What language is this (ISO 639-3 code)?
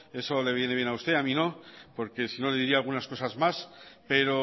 spa